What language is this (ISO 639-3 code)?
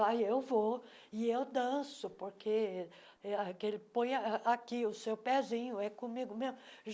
por